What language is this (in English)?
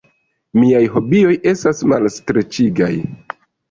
Esperanto